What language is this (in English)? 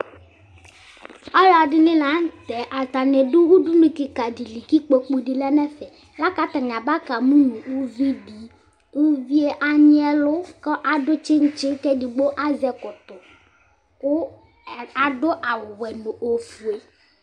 Ikposo